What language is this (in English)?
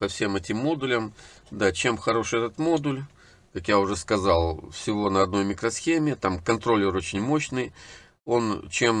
Russian